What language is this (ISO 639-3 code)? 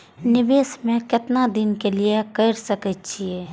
mai